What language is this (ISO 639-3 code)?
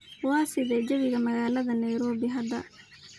som